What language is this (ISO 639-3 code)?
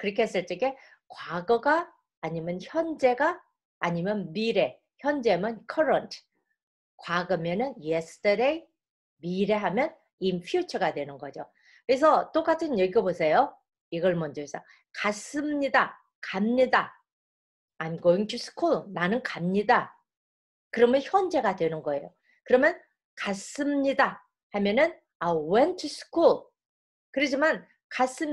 kor